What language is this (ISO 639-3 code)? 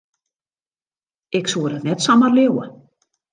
fry